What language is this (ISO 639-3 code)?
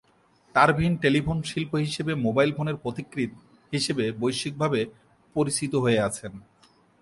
ben